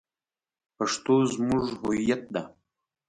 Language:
Pashto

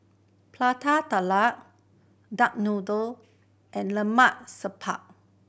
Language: English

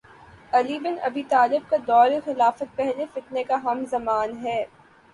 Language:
Urdu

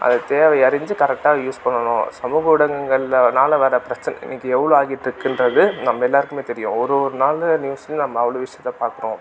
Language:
Tamil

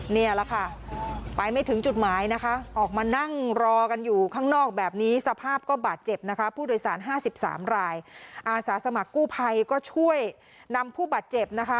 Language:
Thai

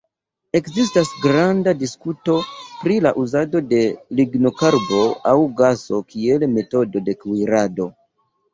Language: Esperanto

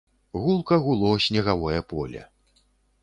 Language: Belarusian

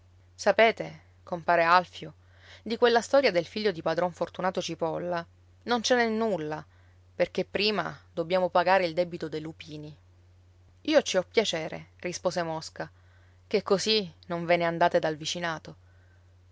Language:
Italian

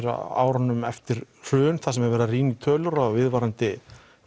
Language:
Icelandic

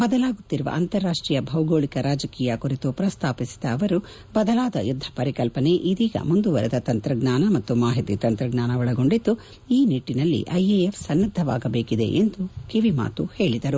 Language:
Kannada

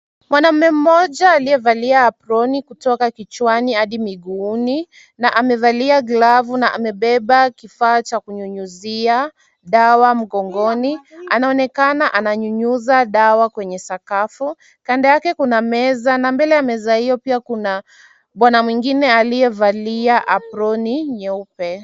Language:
Swahili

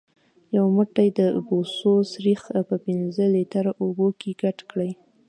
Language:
Pashto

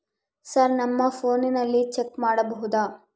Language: Kannada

